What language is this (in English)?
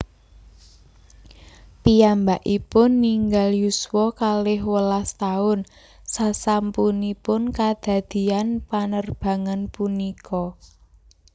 Javanese